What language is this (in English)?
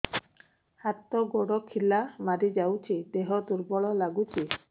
Odia